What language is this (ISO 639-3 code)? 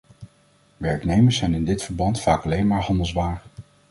nld